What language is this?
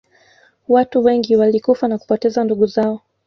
Swahili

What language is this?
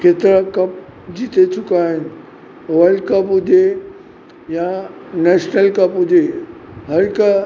Sindhi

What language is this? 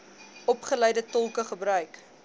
Afrikaans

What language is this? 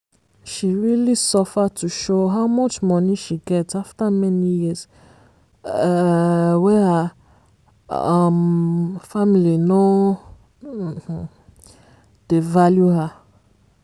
Nigerian Pidgin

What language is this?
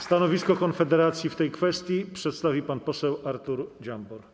Polish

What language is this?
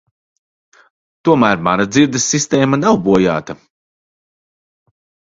Latvian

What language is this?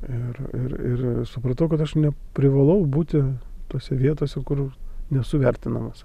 Lithuanian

